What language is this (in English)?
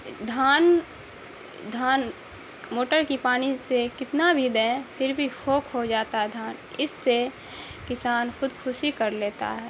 Urdu